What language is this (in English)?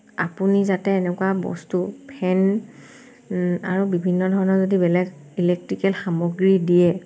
Assamese